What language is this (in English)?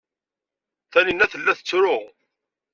Kabyle